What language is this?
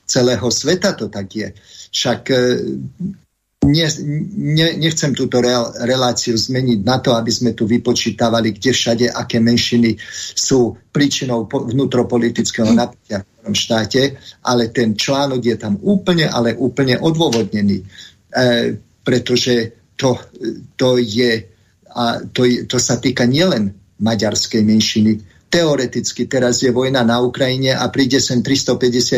Slovak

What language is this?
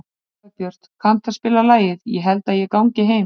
Icelandic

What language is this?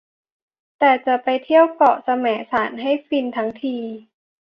Thai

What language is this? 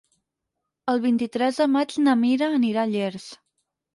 Catalan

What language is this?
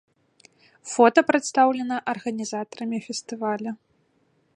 Belarusian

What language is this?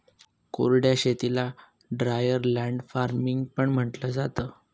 Marathi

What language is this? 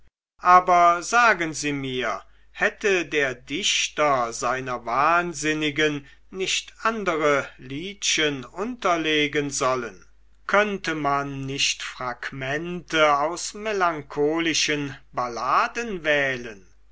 German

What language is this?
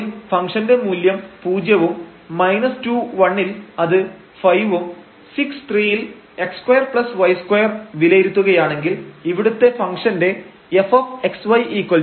Malayalam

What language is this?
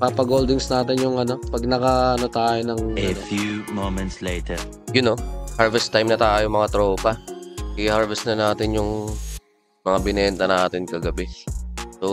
Filipino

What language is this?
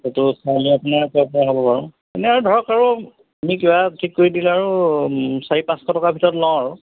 Assamese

